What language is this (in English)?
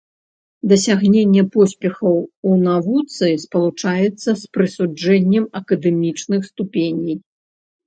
Belarusian